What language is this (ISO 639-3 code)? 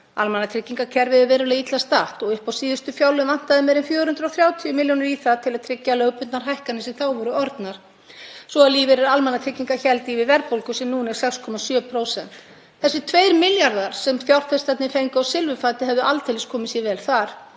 isl